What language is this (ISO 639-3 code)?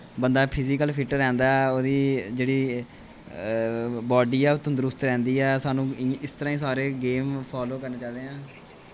doi